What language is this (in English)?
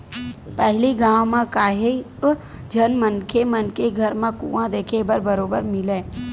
Chhattisgarhi